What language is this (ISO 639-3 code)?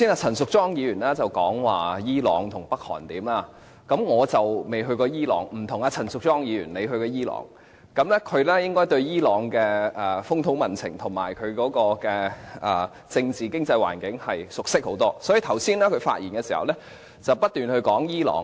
yue